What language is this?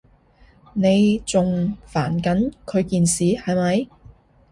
Cantonese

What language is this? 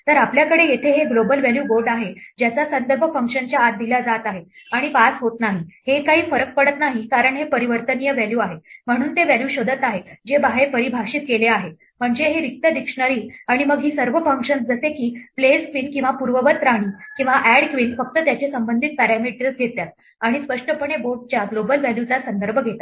Marathi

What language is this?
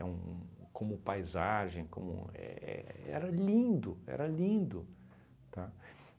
Portuguese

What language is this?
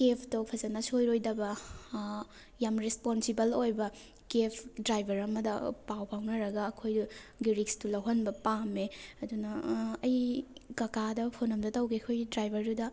Manipuri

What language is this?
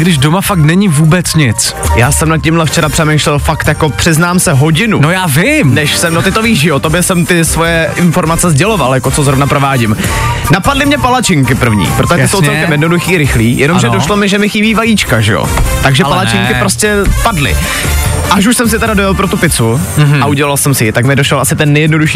Czech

